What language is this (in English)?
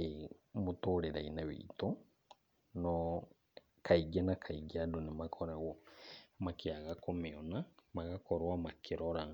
Kikuyu